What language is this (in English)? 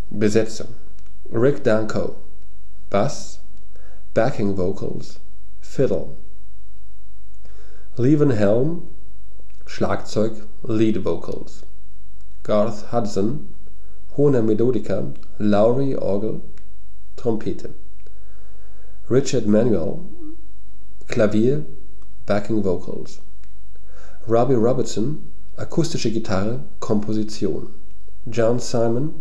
German